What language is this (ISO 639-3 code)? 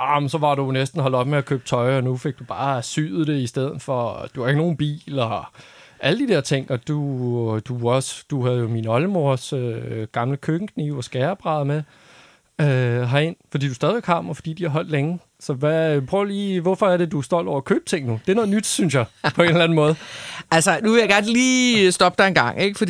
dan